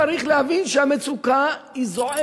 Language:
Hebrew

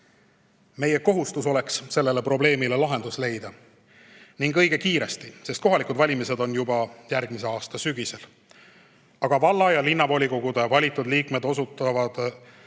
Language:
Estonian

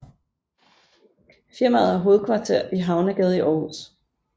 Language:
Danish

